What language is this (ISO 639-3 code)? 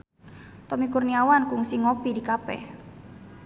sun